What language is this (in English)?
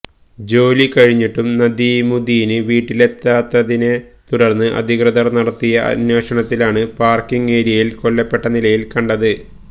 Malayalam